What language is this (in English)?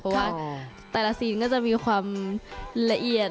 Thai